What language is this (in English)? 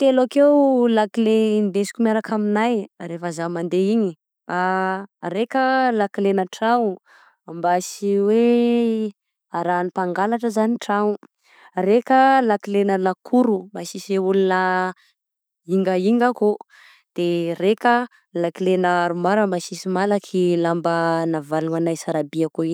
Southern Betsimisaraka Malagasy